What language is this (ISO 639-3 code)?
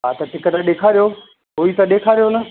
snd